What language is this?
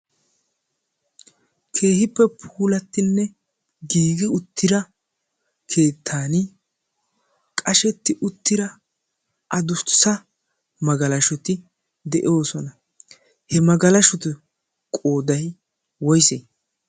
Wolaytta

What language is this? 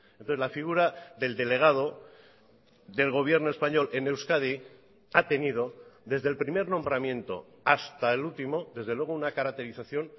Spanish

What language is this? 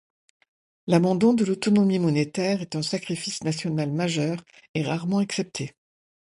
French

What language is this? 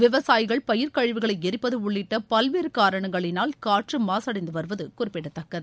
Tamil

